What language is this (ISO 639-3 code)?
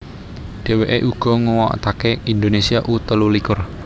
jav